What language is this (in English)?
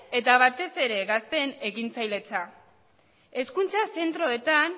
Basque